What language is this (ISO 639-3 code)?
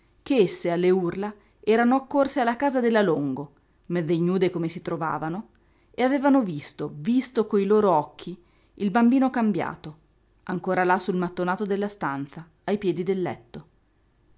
ita